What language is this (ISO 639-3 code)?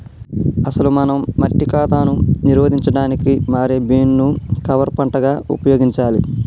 tel